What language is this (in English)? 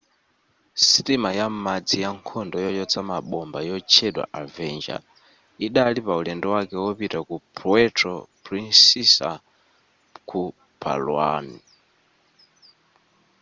Nyanja